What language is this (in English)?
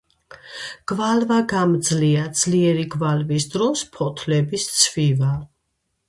Georgian